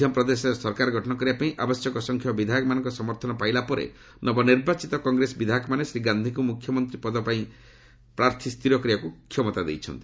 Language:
Odia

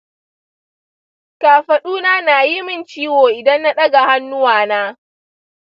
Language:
Hausa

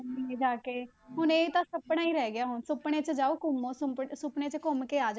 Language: Punjabi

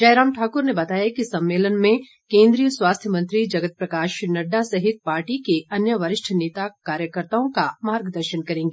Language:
Hindi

